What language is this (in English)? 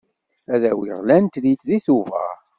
Kabyle